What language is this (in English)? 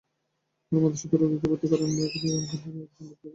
Bangla